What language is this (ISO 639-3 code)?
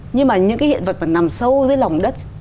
vie